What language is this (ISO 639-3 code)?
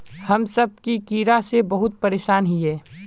mag